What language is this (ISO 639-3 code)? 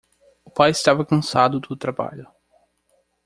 por